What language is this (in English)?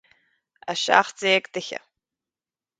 Irish